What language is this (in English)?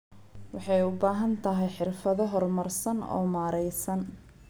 Somali